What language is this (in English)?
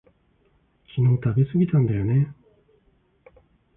Japanese